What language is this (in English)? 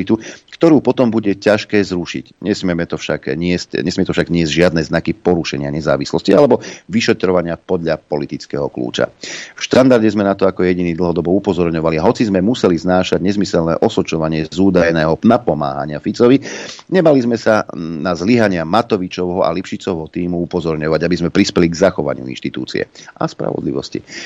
Slovak